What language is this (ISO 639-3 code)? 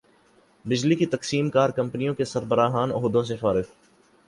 urd